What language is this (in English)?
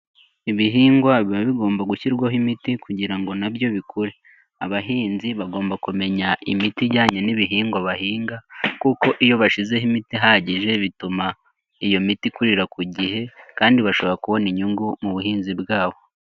Kinyarwanda